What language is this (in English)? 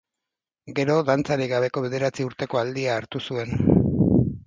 Basque